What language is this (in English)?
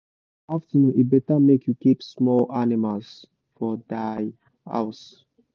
Nigerian Pidgin